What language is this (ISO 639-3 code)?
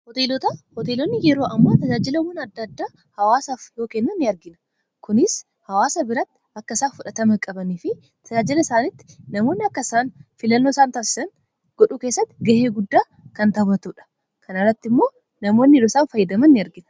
orm